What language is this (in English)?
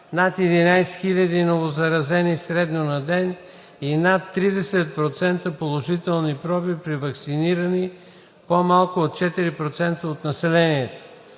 Bulgarian